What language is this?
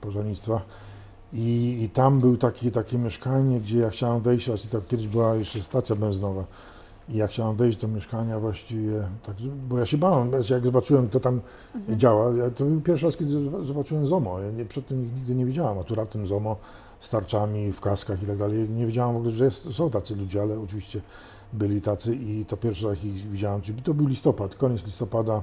Polish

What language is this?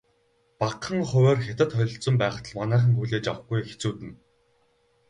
Mongolian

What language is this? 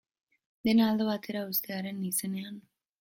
Basque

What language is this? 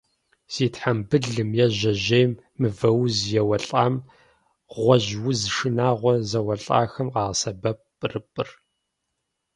Kabardian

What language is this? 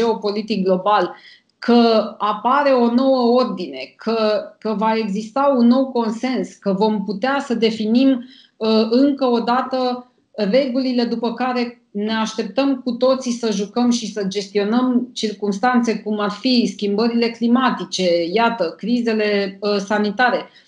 Romanian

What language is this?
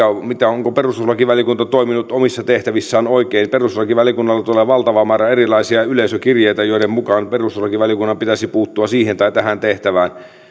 Finnish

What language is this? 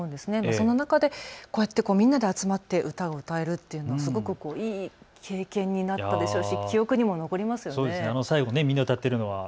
Japanese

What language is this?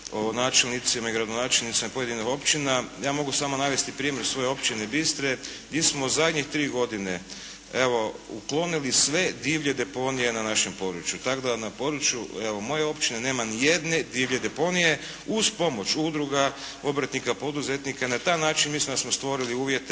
Croatian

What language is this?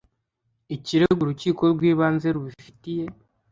Kinyarwanda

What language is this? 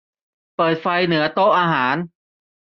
Thai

